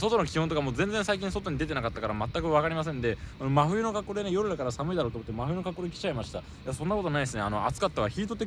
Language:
Japanese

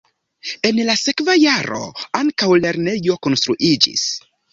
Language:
Esperanto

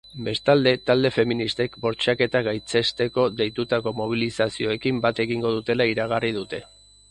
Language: Basque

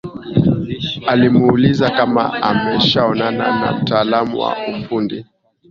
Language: Swahili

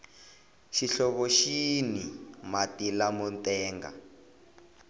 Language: Tsonga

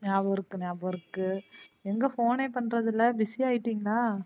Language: Tamil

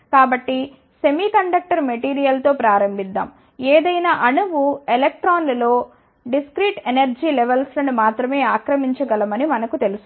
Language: Telugu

